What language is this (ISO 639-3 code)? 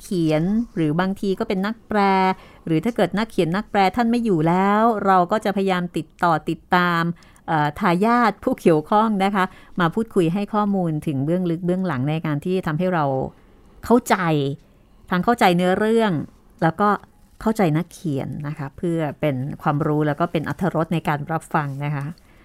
tha